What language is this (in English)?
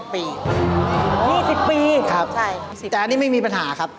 Thai